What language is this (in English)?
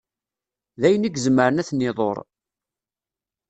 Kabyle